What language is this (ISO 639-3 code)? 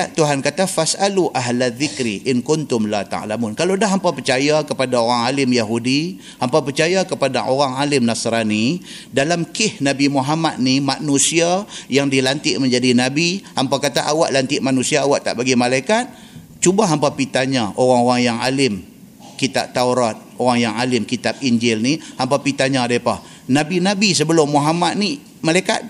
msa